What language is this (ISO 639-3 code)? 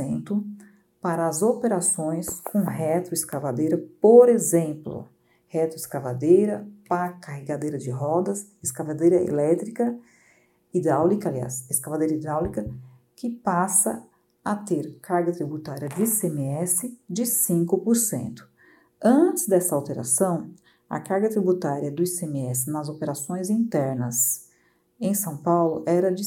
por